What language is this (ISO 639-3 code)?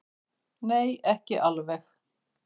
isl